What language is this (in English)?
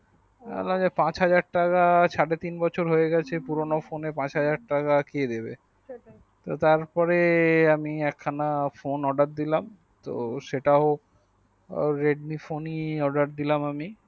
Bangla